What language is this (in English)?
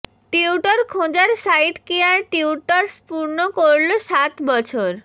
Bangla